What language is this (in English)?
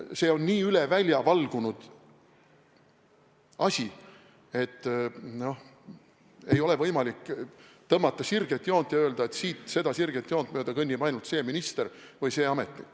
Estonian